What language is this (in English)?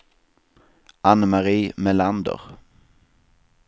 Swedish